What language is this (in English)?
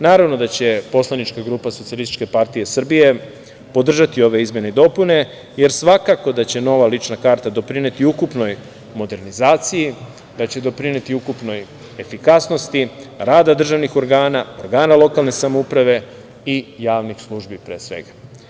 Serbian